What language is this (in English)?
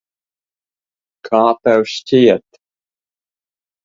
Latvian